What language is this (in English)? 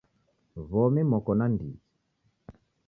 Taita